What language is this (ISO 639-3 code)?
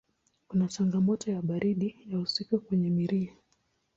swa